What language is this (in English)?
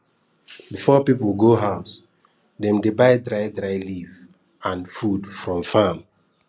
Nigerian Pidgin